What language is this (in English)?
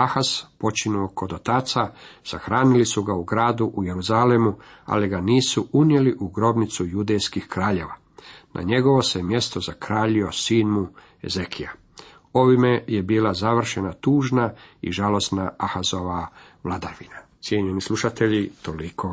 Croatian